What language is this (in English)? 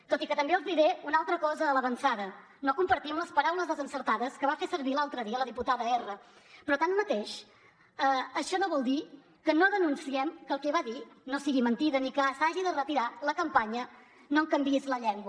Catalan